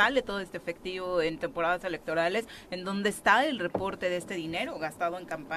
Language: Spanish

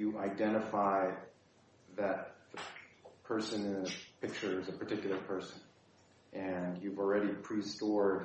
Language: English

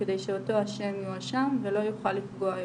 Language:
Hebrew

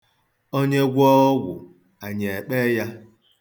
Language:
Igbo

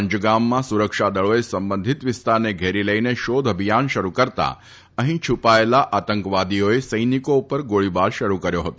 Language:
Gujarati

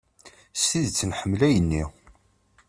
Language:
Kabyle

